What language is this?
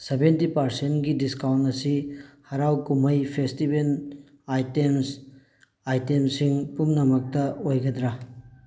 Manipuri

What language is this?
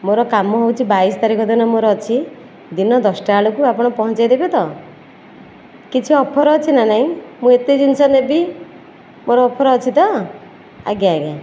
Odia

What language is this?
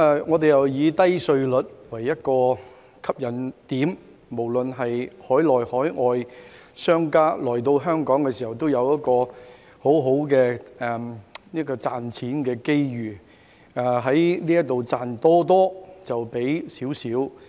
Cantonese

